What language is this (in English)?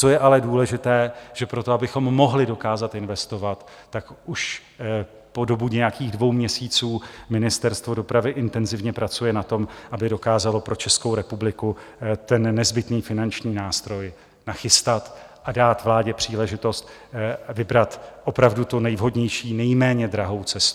Czech